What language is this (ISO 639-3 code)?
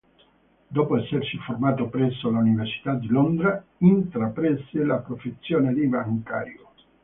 ita